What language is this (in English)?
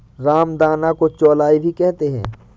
Hindi